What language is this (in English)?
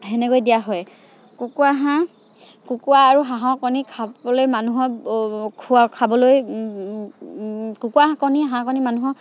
Assamese